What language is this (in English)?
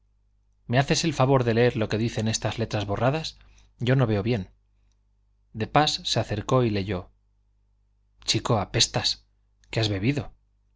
Spanish